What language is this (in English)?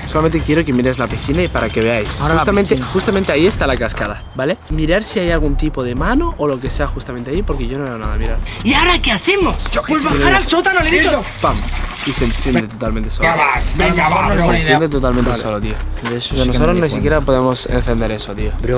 Spanish